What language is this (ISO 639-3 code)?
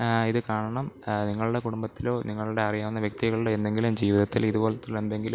mal